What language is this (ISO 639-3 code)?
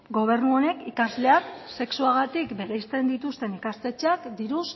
eus